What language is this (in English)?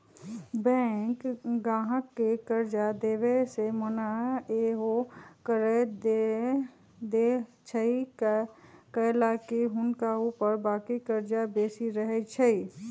Magahi